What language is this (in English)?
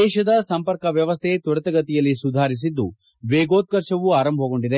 Kannada